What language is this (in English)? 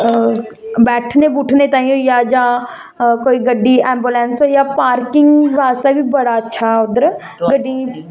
Dogri